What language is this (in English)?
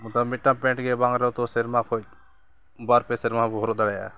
Santali